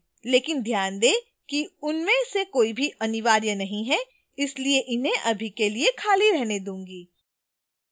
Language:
Hindi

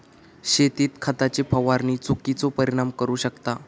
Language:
Marathi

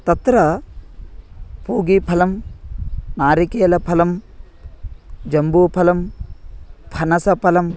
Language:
Sanskrit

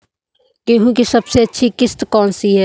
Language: Hindi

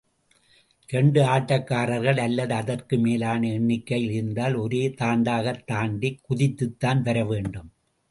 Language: Tamil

